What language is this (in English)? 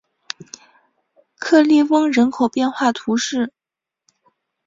Chinese